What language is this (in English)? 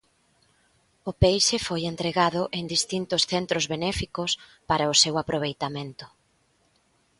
Galician